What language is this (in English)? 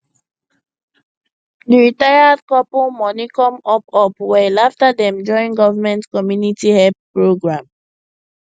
Nigerian Pidgin